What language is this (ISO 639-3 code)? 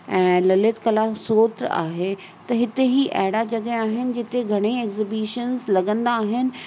snd